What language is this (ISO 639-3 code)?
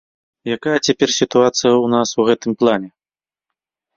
bel